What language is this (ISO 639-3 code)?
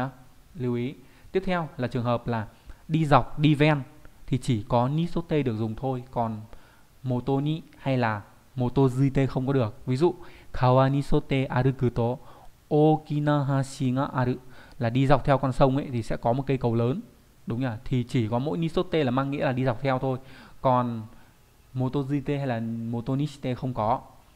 vie